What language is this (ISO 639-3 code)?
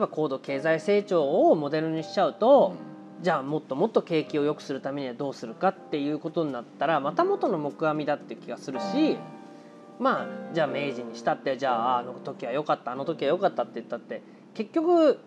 jpn